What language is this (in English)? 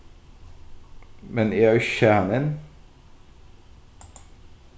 Faroese